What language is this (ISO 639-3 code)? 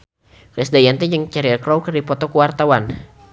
sun